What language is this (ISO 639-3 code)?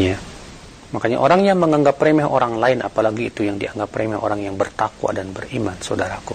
ind